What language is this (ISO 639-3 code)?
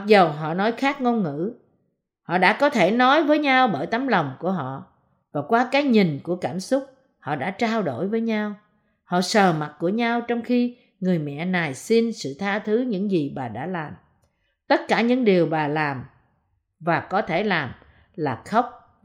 vie